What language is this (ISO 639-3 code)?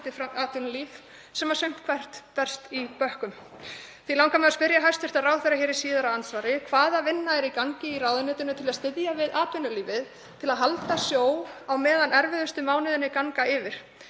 isl